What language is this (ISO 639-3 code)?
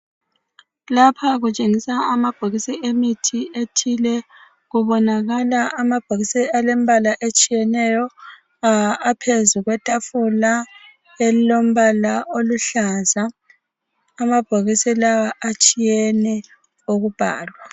nde